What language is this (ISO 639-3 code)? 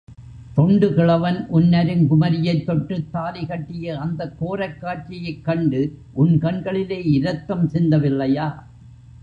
tam